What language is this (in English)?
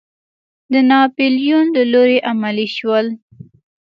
Pashto